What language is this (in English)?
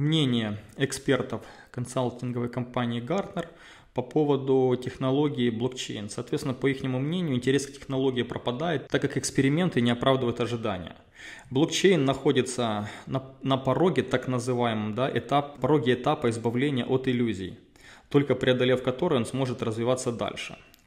Russian